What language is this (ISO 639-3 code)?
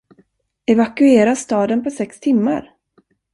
swe